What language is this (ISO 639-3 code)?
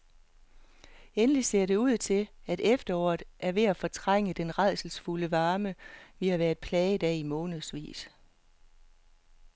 dan